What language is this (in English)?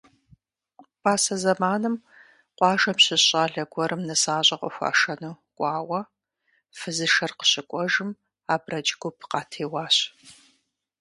Kabardian